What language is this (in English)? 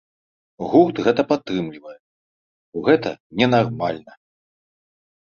Belarusian